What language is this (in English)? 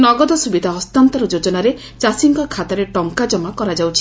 Odia